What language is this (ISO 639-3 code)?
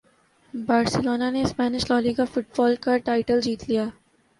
urd